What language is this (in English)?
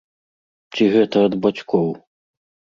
Belarusian